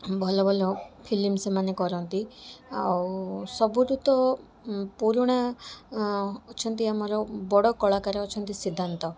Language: Odia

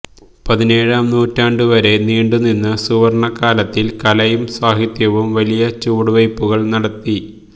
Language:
Malayalam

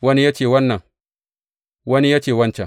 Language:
Hausa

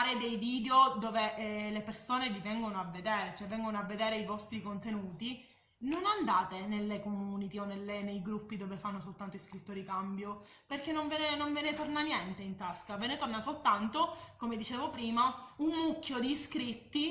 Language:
Italian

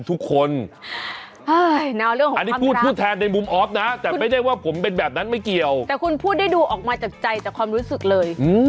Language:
Thai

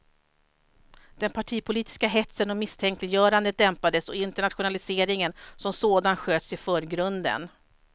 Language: Swedish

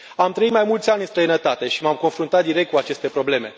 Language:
Romanian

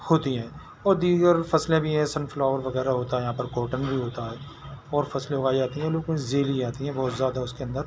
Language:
Urdu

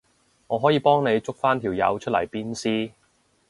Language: Cantonese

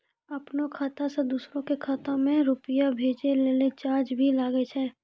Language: Maithili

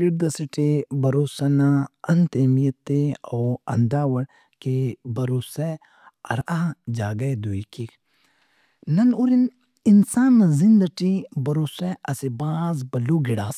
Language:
Brahui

